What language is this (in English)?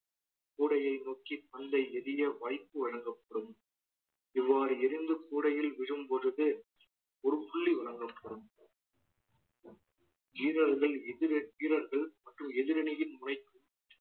Tamil